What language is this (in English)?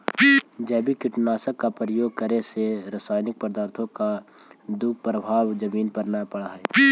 Magahi